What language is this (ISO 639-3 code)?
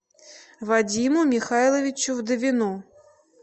rus